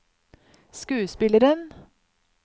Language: Norwegian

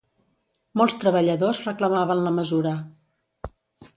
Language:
Catalan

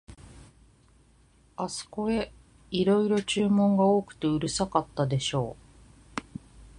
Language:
Japanese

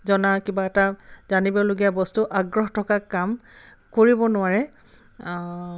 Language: Assamese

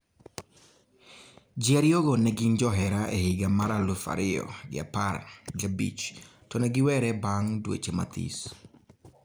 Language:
Luo (Kenya and Tanzania)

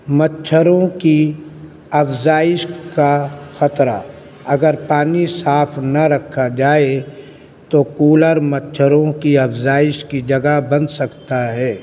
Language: Urdu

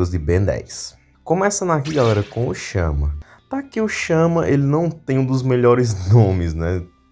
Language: Portuguese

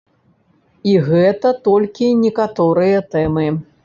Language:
Belarusian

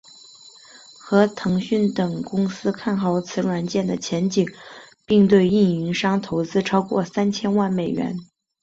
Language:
Chinese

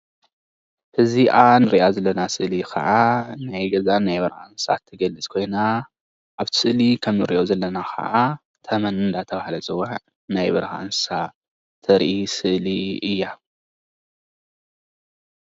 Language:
Tigrinya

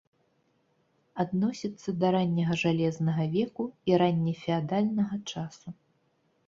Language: Belarusian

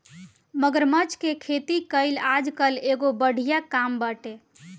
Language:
Bhojpuri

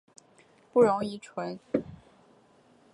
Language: Chinese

